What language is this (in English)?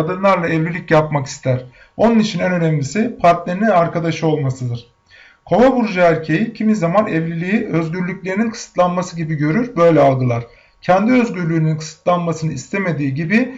Turkish